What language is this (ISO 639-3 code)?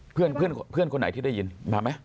tha